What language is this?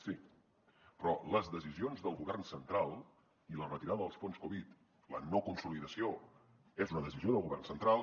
Catalan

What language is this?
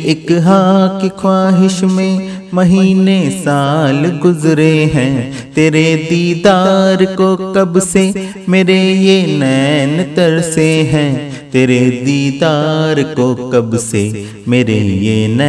Hindi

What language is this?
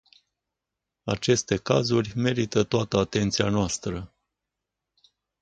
Romanian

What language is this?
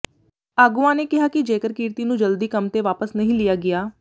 Punjabi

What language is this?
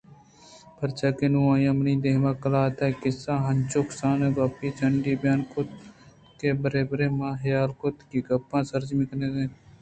Eastern Balochi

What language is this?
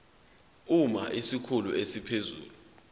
Zulu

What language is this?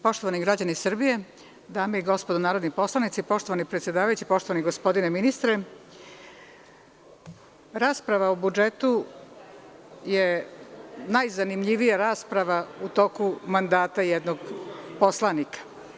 Serbian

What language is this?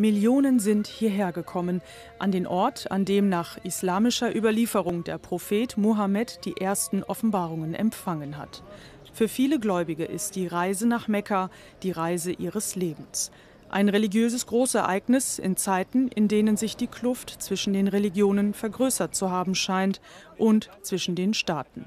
German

